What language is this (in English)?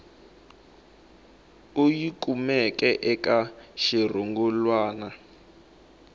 Tsonga